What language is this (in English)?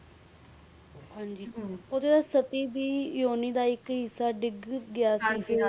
Punjabi